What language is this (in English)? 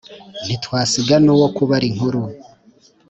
Kinyarwanda